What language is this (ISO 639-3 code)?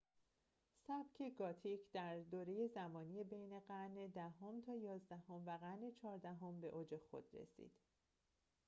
fas